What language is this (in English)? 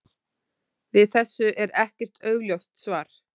Icelandic